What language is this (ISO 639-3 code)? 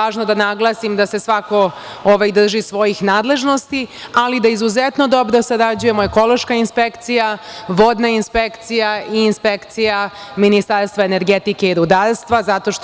srp